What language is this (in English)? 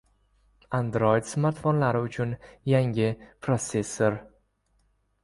Uzbek